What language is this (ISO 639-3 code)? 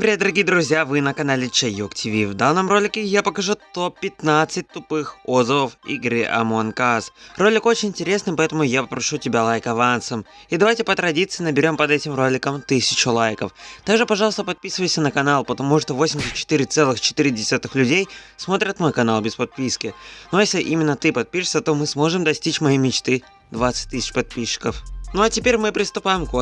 rus